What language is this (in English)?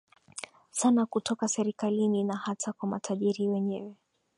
Swahili